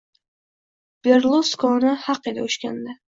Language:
Uzbek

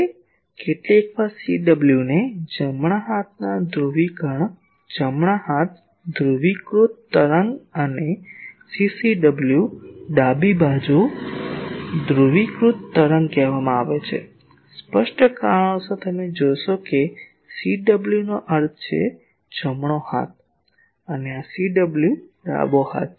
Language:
Gujarati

